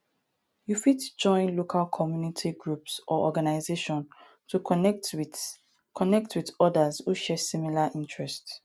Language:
Nigerian Pidgin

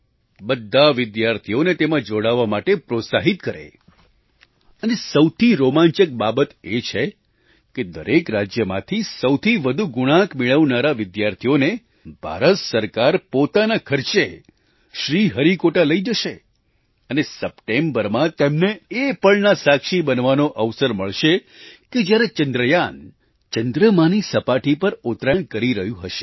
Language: Gujarati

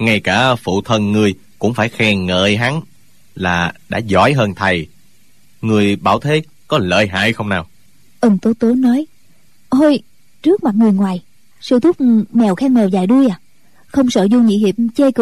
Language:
Vietnamese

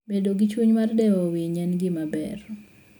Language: Luo (Kenya and Tanzania)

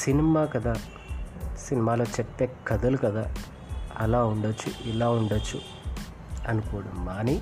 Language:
Telugu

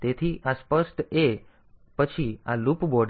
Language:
Gujarati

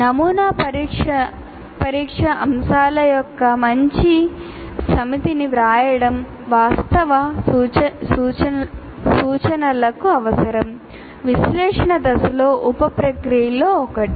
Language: Telugu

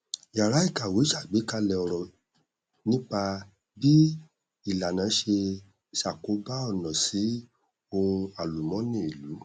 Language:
Yoruba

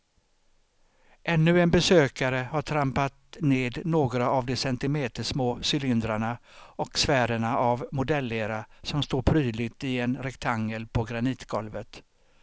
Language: Swedish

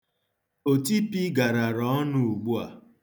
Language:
Igbo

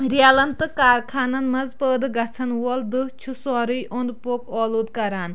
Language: Kashmiri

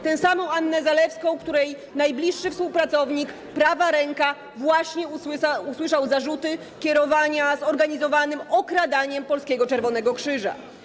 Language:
Polish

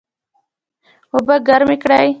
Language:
Pashto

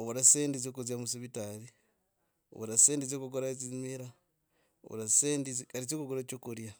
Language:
Logooli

